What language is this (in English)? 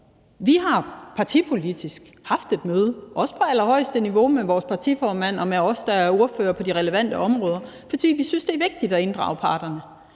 Danish